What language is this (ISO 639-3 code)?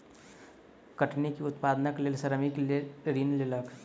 mai